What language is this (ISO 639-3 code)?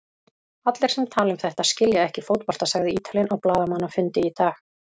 isl